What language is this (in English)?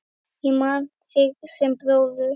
Icelandic